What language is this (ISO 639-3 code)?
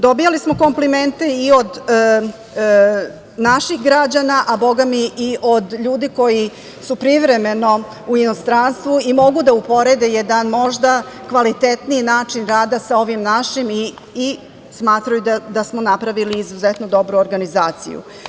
srp